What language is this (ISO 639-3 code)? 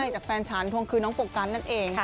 tha